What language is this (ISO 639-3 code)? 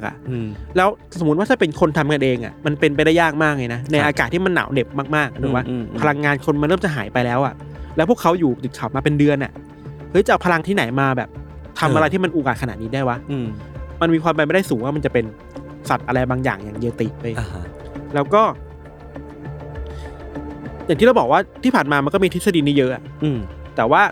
tha